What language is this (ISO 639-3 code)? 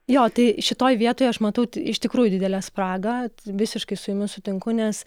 lit